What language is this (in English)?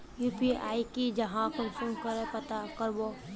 Magahi